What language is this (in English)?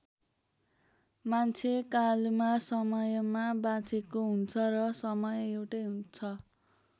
Nepali